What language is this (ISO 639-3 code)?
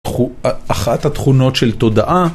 heb